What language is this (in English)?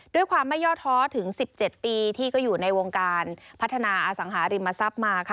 Thai